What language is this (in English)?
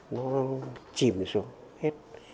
Vietnamese